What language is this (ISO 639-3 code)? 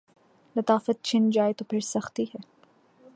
urd